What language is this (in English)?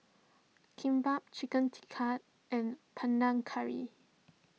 English